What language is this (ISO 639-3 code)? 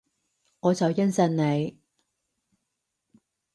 yue